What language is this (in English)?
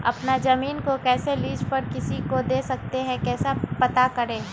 Magahi